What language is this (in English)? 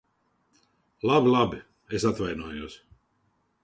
Latvian